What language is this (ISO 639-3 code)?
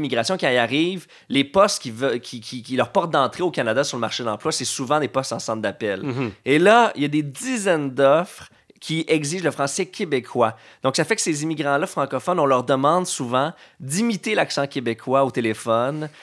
fra